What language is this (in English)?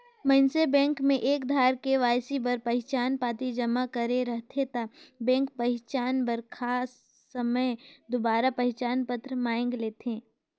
Chhattisgarhi